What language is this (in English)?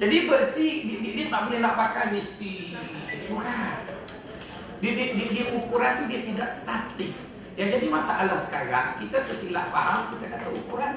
Malay